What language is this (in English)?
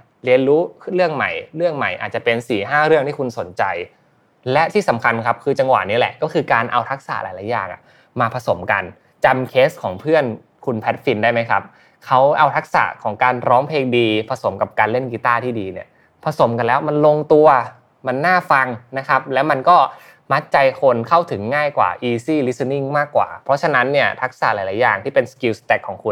Thai